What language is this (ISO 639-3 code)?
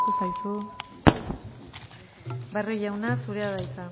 eus